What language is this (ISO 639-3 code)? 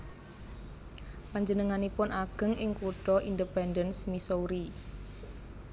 jav